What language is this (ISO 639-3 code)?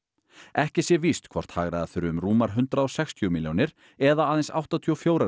isl